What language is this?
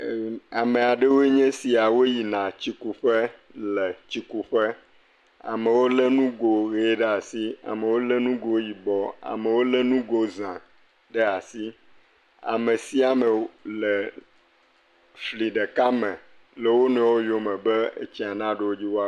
Ewe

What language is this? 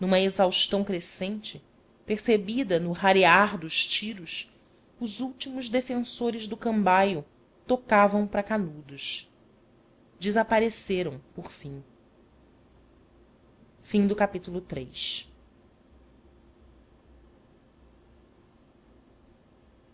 Portuguese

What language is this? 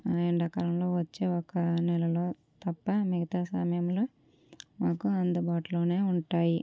Telugu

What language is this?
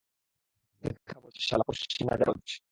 Bangla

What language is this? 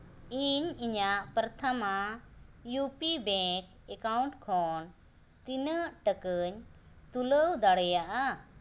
Santali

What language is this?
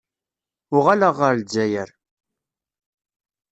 Kabyle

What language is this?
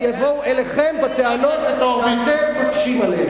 Hebrew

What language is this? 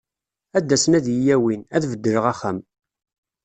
Kabyle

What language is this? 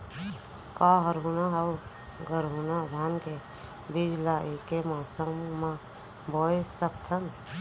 Chhattisgarhi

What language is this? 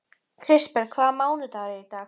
Icelandic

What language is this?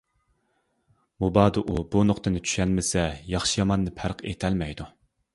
Uyghur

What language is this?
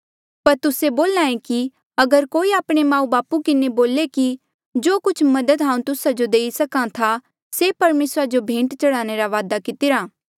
Mandeali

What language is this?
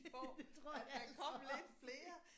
Danish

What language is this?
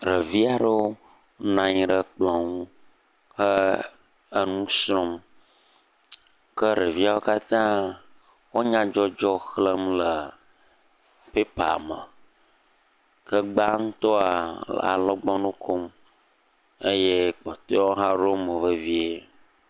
Ewe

